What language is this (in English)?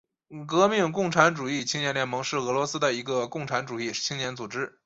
Chinese